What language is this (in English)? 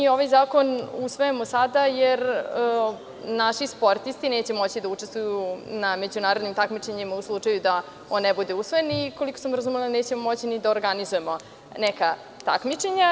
Serbian